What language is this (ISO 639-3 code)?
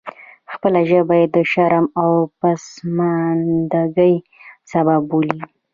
pus